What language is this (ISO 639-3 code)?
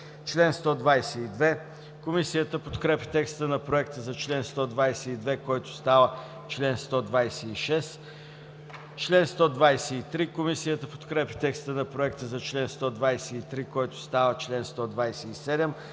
bul